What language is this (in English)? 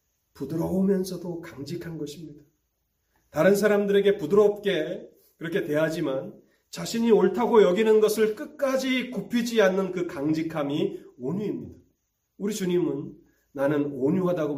Korean